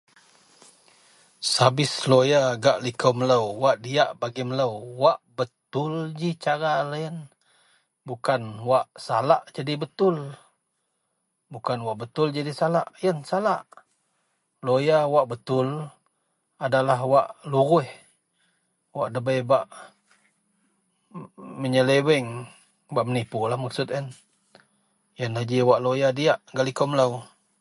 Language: Central Melanau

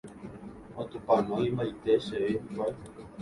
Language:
Guarani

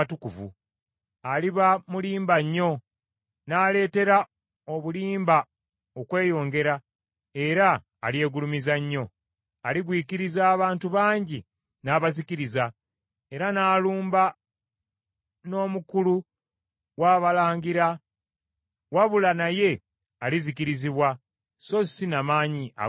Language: Ganda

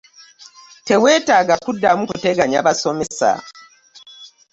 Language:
Ganda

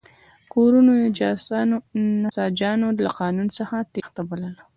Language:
Pashto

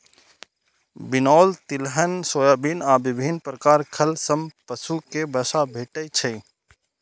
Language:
Maithili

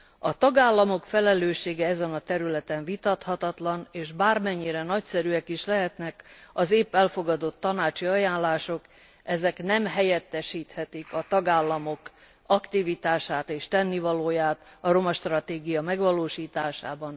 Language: Hungarian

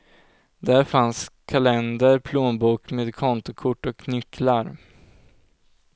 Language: Swedish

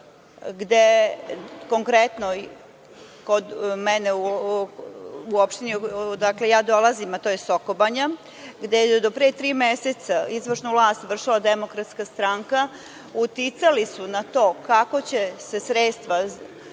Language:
Serbian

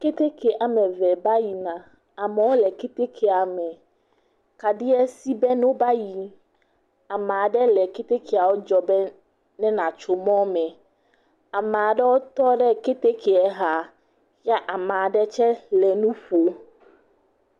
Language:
Ewe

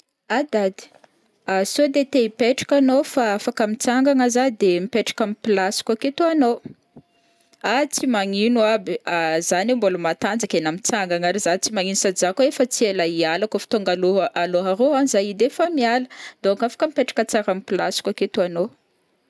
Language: Northern Betsimisaraka Malagasy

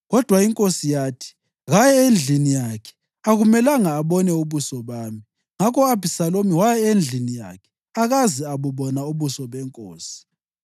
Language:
North Ndebele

